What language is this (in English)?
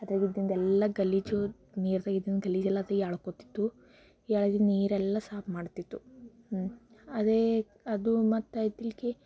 Kannada